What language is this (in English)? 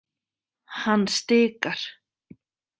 Icelandic